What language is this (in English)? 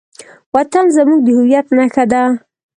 Pashto